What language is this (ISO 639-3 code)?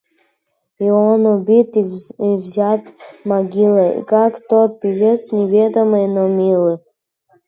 rus